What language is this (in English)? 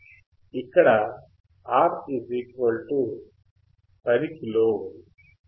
Telugu